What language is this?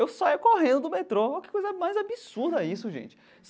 Portuguese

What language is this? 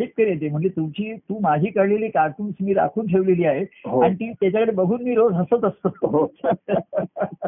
Marathi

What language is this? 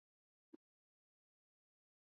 Chinese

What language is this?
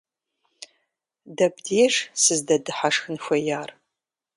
Kabardian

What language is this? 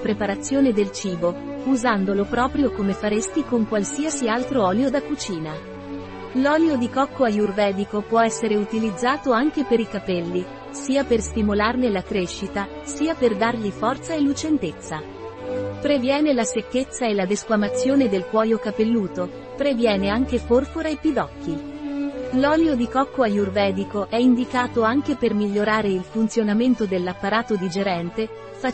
Italian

